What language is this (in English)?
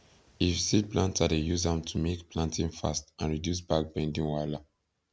Nigerian Pidgin